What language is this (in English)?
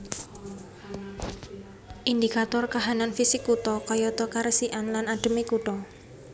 Javanese